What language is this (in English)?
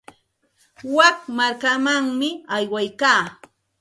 Santa Ana de Tusi Pasco Quechua